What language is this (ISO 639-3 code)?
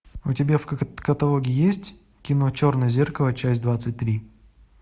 rus